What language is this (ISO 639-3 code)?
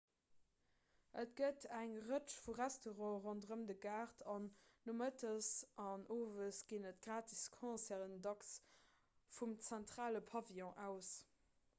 ltz